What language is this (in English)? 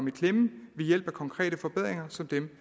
Danish